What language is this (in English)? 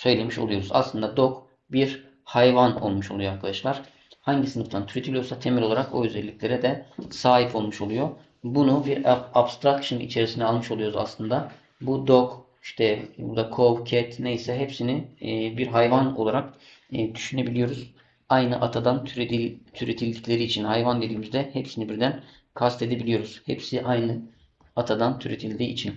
Turkish